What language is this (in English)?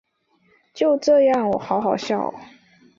Chinese